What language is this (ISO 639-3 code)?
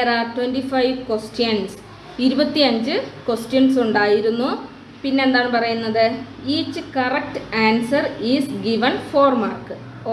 mal